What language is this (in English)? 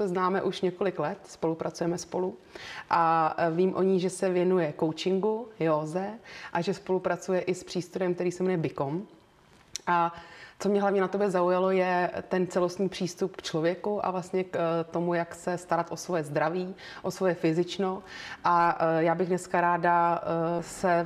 Czech